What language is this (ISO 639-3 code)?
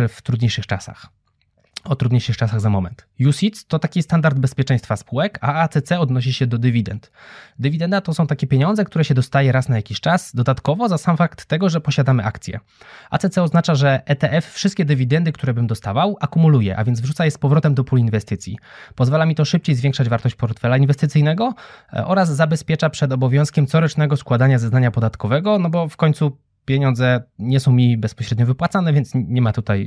pol